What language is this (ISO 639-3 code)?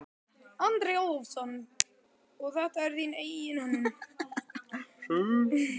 isl